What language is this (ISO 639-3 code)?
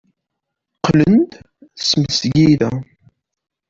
kab